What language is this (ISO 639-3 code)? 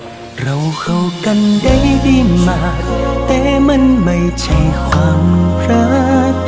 vie